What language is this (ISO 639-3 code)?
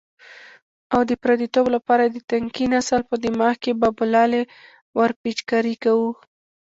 pus